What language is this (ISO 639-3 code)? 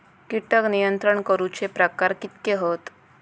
mar